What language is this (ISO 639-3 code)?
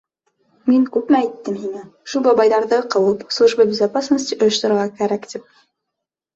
bak